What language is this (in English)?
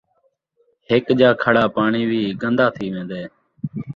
Saraiki